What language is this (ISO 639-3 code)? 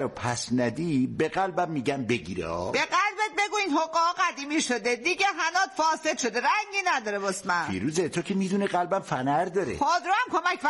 fas